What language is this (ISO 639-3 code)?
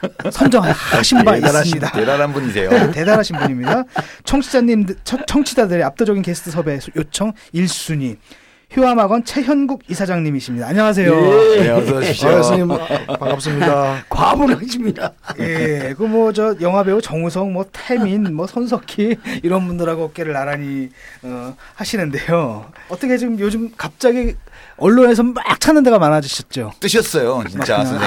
kor